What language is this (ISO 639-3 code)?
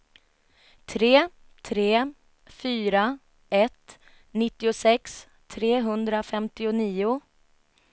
swe